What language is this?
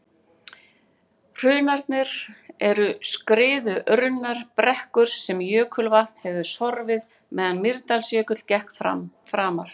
Icelandic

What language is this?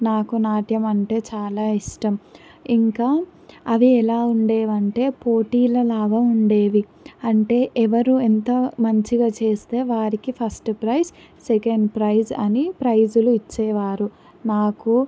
Telugu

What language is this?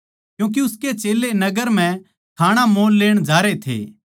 Haryanvi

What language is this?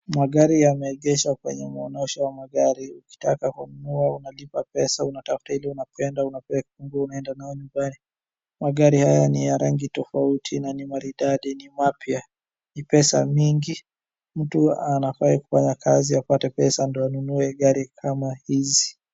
Swahili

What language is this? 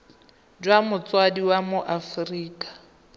Tswana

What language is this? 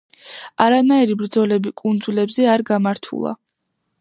Georgian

